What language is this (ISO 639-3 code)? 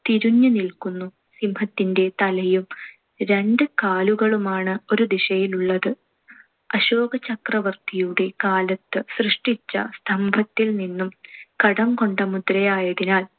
mal